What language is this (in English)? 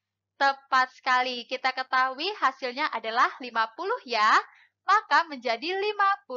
Indonesian